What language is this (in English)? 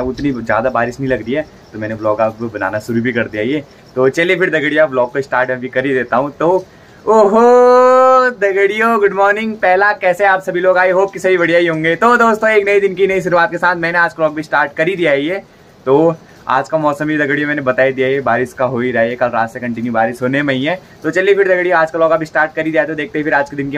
Hindi